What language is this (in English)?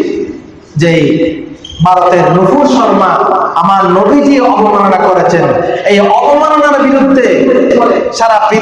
Bangla